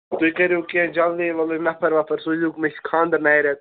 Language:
Kashmiri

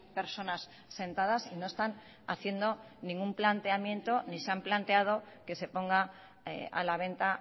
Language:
Spanish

